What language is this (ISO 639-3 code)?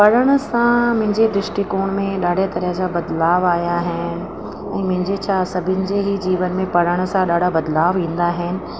snd